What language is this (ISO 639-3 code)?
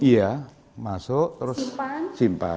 ind